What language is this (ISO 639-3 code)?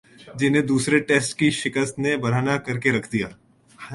urd